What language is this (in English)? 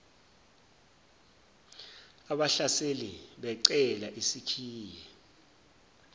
Zulu